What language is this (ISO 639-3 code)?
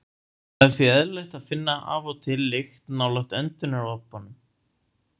isl